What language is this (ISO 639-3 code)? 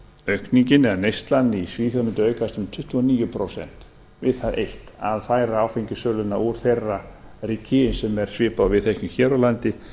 isl